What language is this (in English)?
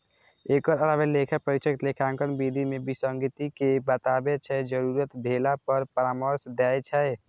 Maithili